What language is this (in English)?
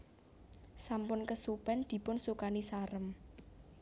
Javanese